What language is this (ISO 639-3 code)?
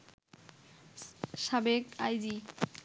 ben